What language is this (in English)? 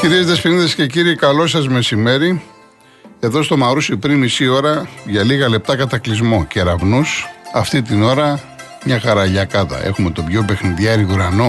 Greek